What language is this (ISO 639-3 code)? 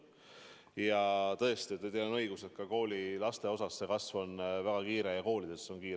est